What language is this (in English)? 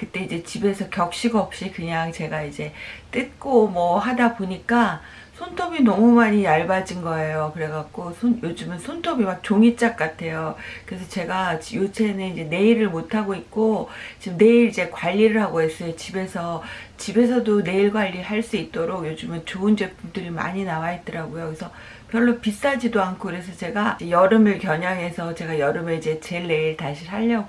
Korean